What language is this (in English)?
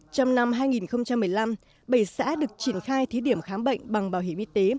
Vietnamese